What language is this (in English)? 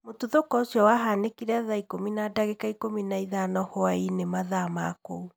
Kikuyu